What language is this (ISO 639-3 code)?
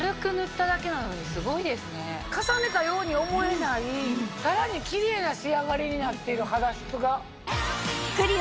jpn